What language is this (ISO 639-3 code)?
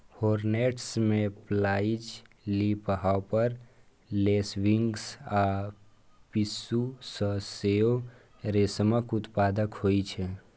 mai